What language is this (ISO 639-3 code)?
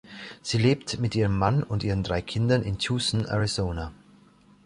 deu